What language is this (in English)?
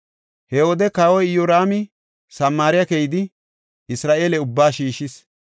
Gofa